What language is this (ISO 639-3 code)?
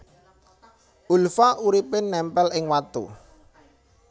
jav